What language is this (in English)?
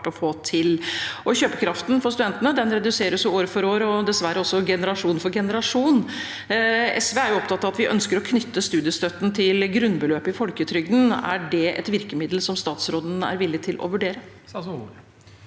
Norwegian